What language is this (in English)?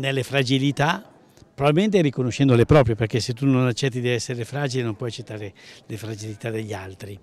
Italian